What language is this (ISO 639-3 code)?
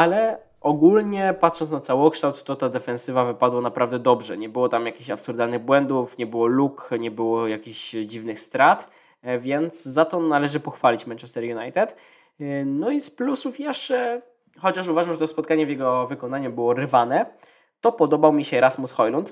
pol